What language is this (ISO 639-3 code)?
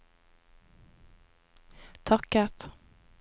nor